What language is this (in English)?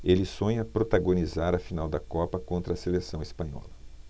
Portuguese